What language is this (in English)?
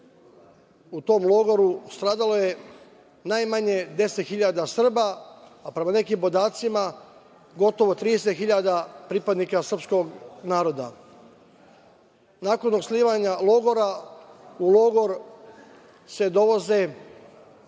Serbian